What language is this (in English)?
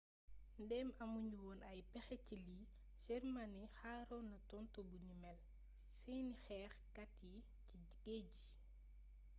Wolof